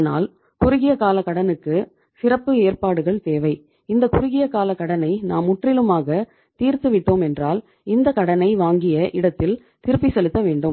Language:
Tamil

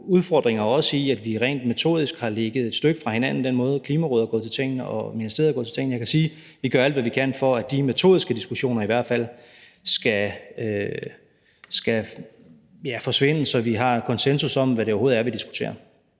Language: Danish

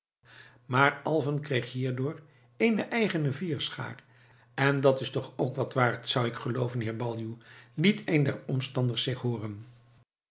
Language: Dutch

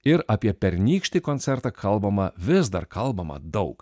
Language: Lithuanian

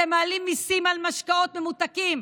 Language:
Hebrew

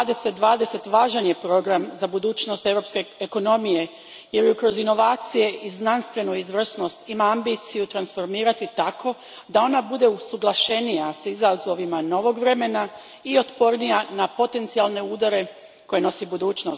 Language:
Croatian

